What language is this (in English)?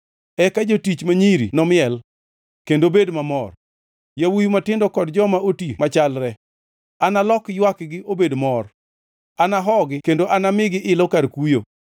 Luo (Kenya and Tanzania)